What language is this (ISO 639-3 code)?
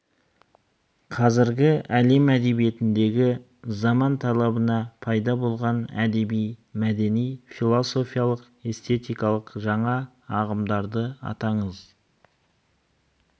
kaz